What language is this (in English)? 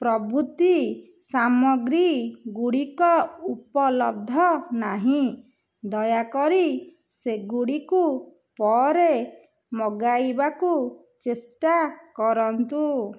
Odia